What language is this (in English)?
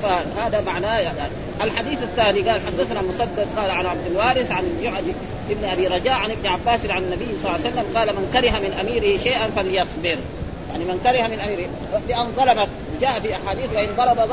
Arabic